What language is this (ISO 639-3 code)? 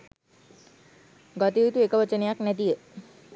sin